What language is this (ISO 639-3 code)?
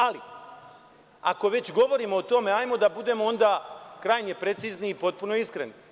srp